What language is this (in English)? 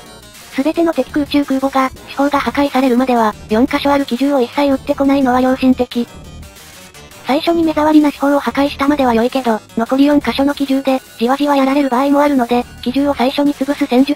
Japanese